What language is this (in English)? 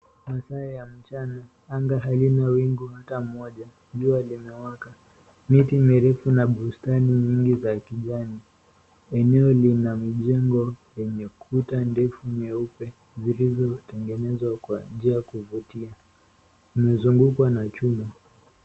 Swahili